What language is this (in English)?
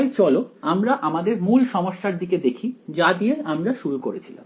Bangla